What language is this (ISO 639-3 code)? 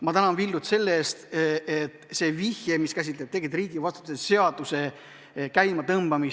est